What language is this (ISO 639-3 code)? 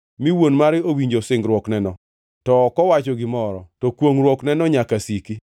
luo